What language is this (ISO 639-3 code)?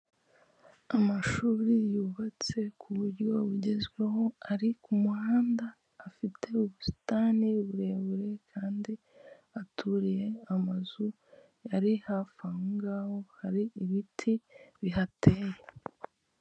kin